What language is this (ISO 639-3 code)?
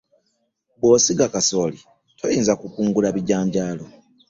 lug